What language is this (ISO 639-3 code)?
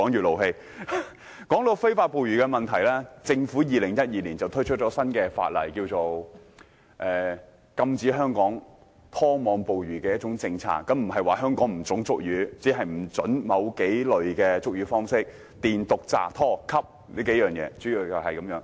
yue